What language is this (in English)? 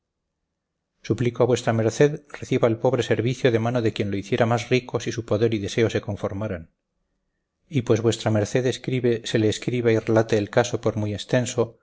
Spanish